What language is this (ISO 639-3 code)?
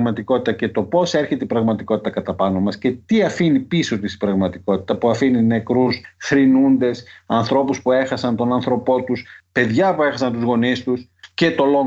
ell